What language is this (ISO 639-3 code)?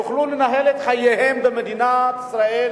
heb